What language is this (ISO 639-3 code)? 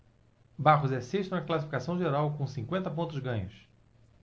por